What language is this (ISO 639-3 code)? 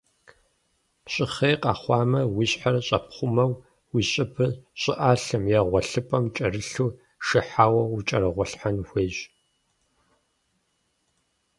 kbd